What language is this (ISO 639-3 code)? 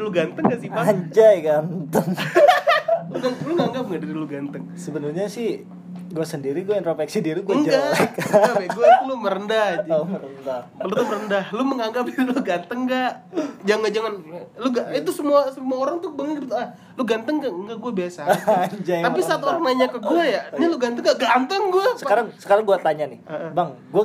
ind